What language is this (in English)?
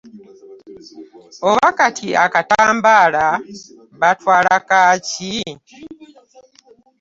Ganda